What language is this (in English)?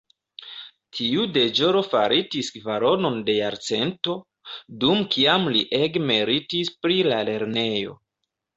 Esperanto